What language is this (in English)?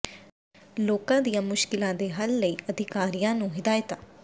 Punjabi